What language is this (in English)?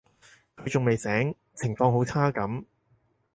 Cantonese